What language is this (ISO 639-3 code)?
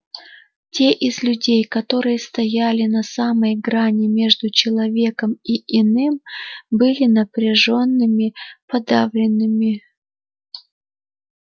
rus